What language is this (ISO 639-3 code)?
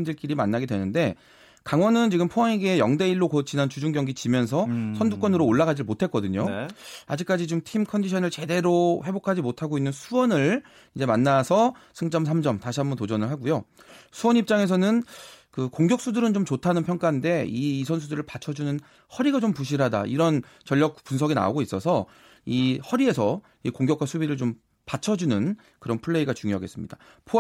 kor